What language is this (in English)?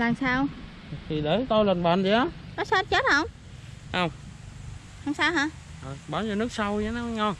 Vietnamese